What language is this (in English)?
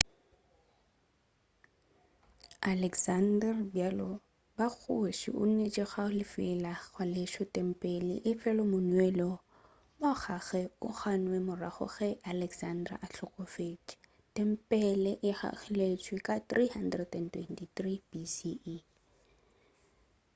Northern Sotho